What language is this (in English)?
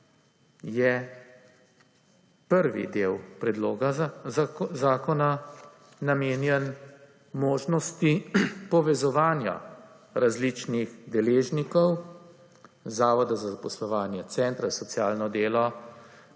Slovenian